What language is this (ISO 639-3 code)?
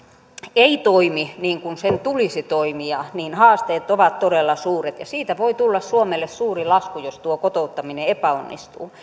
fin